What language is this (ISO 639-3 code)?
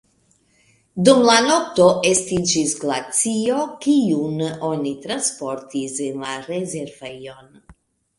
epo